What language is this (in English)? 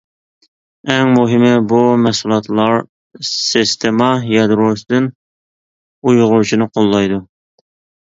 Uyghur